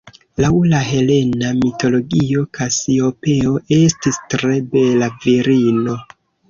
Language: Esperanto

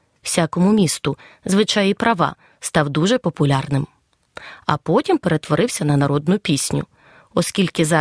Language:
Ukrainian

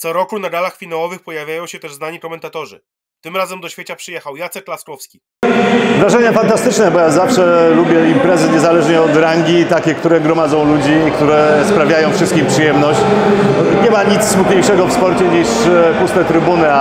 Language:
Polish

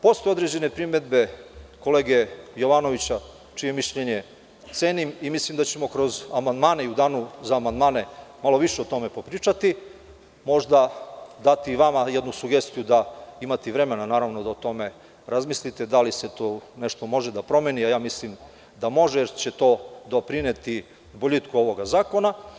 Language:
Serbian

